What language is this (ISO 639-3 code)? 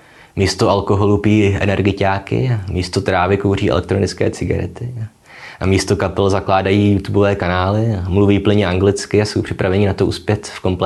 ces